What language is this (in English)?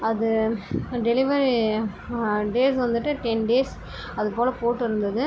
Tamil